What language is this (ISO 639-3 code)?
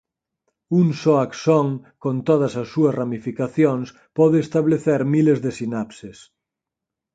glg